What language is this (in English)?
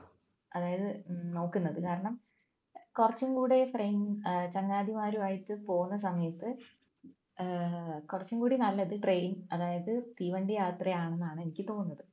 Malayalam